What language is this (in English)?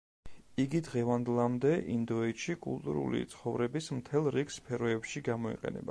Georgian